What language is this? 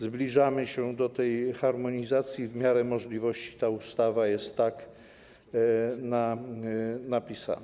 Polish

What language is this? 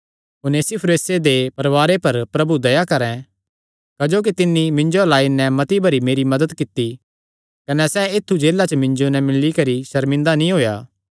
Kangri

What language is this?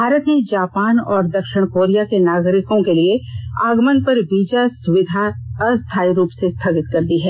Hindi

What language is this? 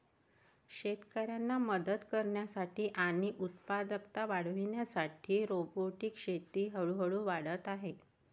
Marathi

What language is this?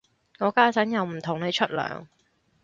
Cantonese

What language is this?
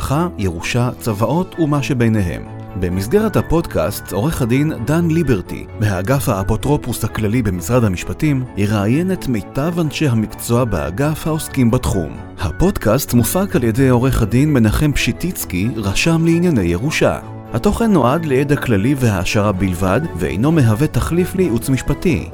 Hebrew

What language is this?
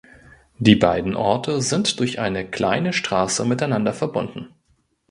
German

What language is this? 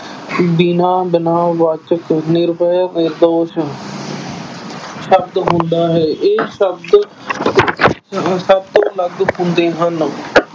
Punjabi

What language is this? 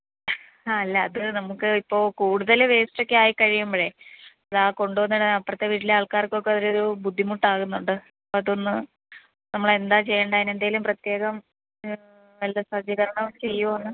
Malayalam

